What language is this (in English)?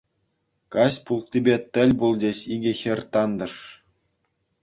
Chuvash